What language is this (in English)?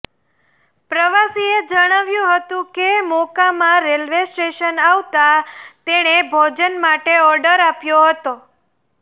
Gujarati